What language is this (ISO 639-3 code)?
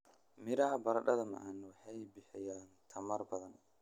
som